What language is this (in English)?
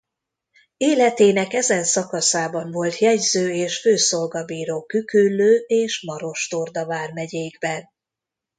Hungarian